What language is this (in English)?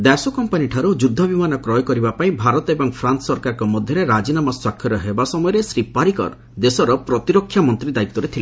Odia